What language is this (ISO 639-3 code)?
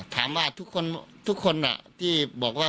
tha